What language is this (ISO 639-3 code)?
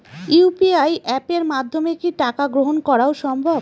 ben